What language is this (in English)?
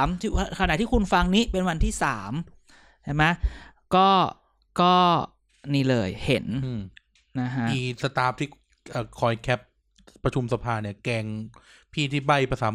Thai